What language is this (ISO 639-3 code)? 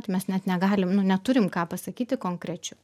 lit